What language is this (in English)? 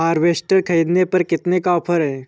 Hindi